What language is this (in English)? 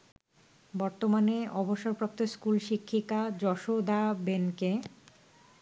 Bangla